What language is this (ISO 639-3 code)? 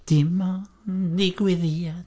cym